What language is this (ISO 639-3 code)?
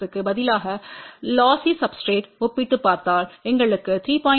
tam